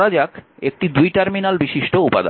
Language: Bangla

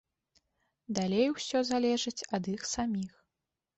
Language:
Belarusian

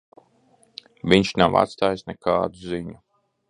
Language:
Latvian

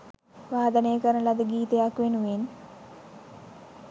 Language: Sinhala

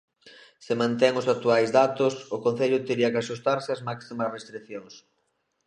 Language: Galician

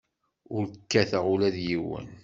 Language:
Kabyle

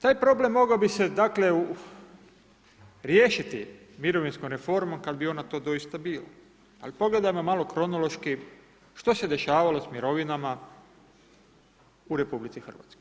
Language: Croatian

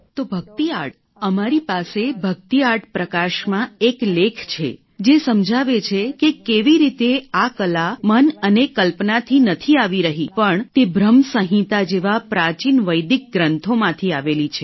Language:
Gujarati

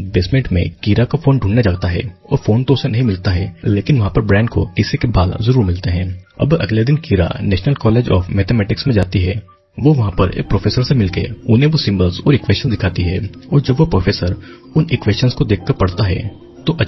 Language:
Hindi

